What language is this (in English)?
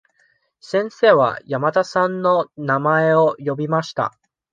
Japanese